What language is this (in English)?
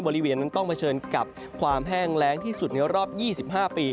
Thai